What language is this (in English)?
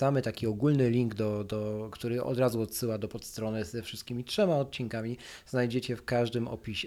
Polish